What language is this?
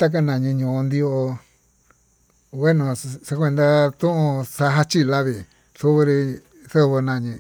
Tututepec Mixtec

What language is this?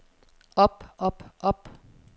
Danish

